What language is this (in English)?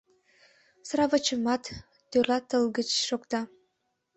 Mari